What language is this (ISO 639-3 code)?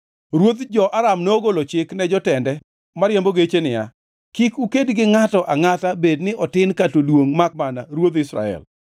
luo